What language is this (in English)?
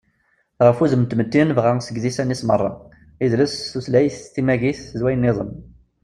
Kabyle